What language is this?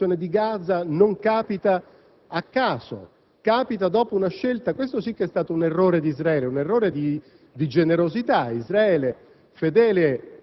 Italian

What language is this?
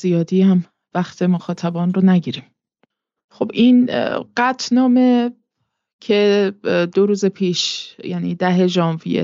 Persian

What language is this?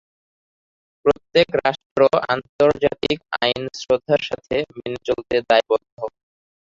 Bangla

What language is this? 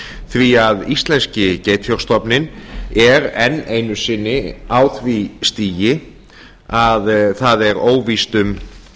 Icelandic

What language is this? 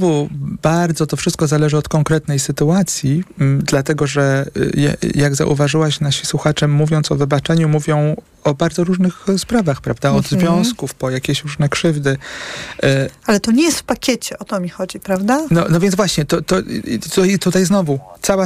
Polish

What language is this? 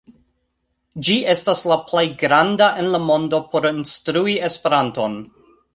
Esperanto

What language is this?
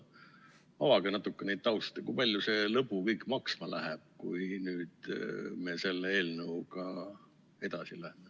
Estonian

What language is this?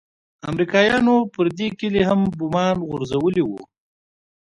Pashto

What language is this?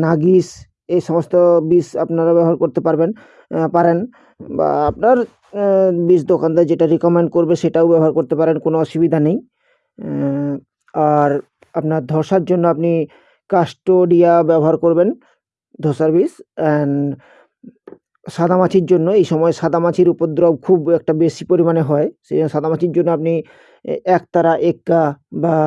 Hindi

